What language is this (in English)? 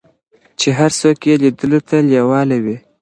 Pashto